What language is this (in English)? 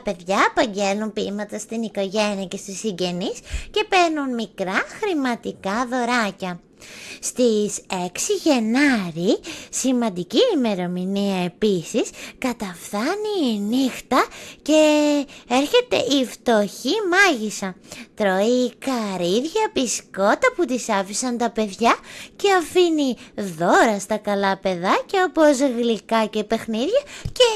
Greek